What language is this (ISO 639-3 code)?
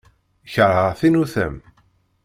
kab